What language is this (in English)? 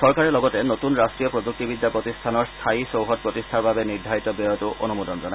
Assamese